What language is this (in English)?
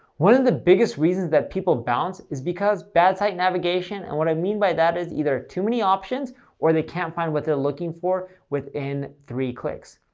English